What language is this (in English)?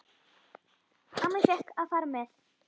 Icelandic